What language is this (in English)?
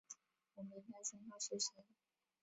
Chinese